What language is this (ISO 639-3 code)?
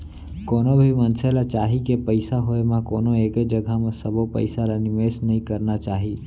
hne